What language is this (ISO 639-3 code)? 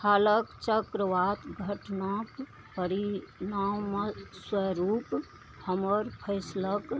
mai